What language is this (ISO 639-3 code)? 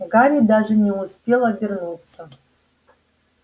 rus